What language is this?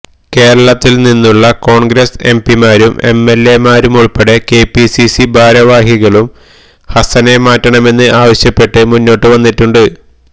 Malayalam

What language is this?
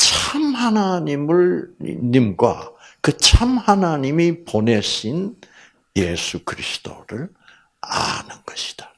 Korean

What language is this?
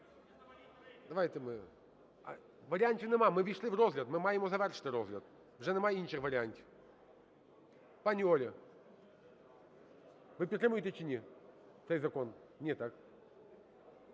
Ukrainian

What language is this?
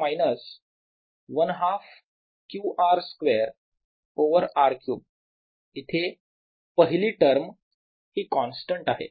Marathi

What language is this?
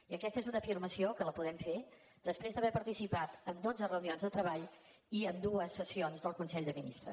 Catalan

